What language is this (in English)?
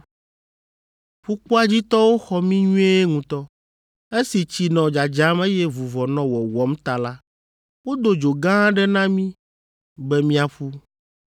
Ewe